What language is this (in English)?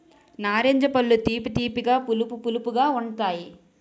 Telugu